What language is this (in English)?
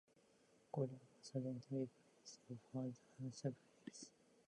English